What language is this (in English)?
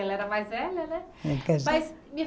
Portuguese